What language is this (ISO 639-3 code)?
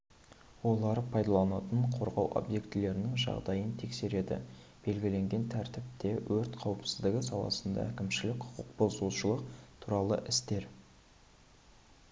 kaz